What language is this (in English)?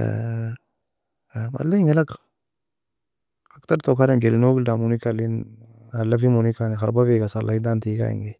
Nobiin